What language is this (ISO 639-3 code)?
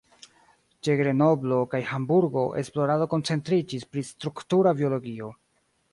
epo